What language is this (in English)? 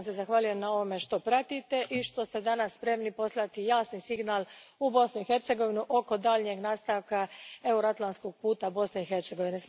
Croatian